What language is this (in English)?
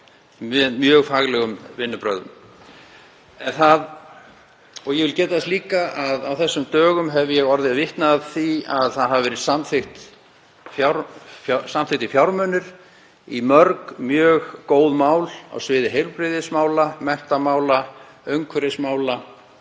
Icelandic